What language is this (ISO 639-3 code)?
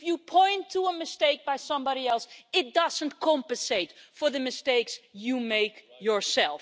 eng